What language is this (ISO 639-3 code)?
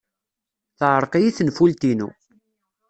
kab